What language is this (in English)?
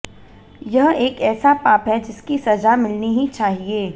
Hindi